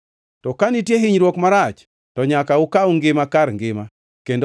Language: Luo (Kenya and Tanzania)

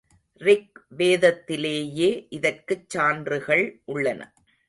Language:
Tamil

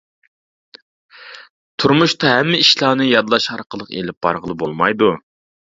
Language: Uyghur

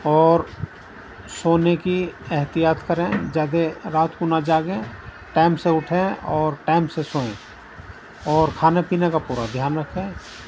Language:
Urdu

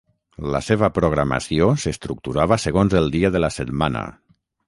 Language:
Catalan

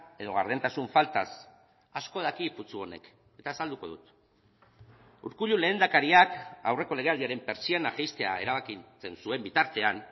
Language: Basque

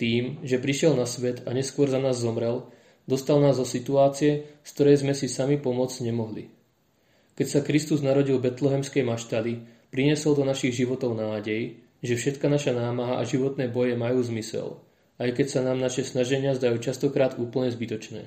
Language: Slovak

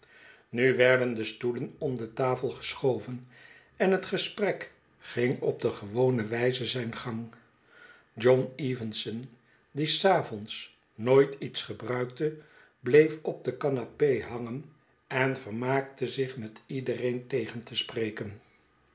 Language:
Dutch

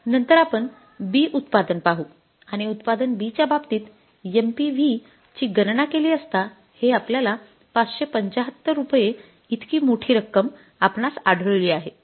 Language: Marathi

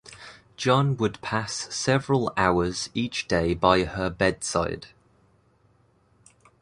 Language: English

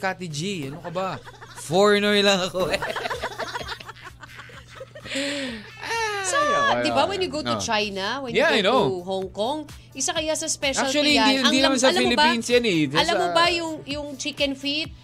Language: Filipino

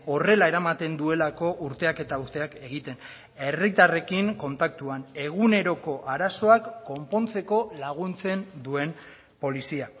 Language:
Basque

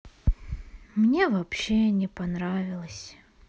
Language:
Russian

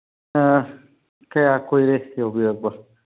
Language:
Manipuri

